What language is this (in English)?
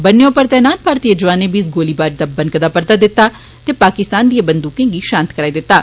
Dogri